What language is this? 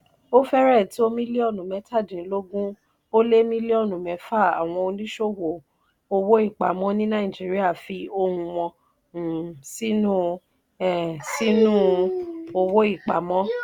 Yoruba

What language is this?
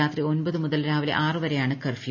Malayalam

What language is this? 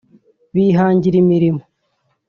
Kinyarwanda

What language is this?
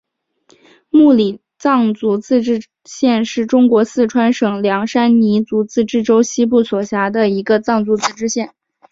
Chinese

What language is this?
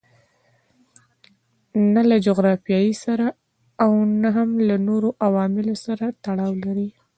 Pashto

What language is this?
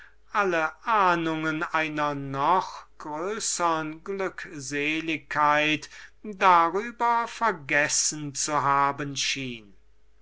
German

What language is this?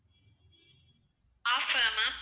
Tamil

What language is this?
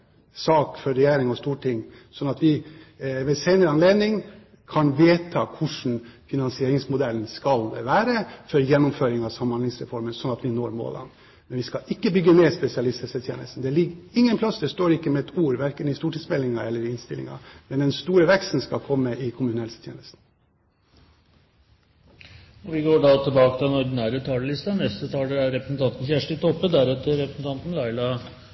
Norwegian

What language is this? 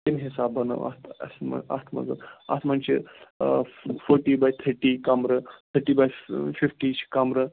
Kashmiri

